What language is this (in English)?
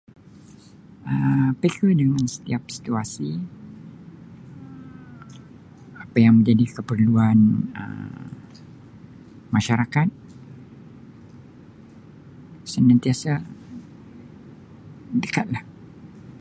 Sabah Malay